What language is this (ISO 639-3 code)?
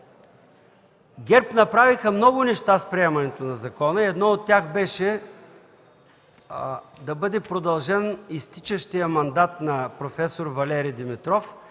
bul